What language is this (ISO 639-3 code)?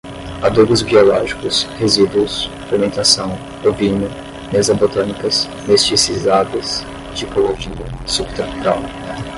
por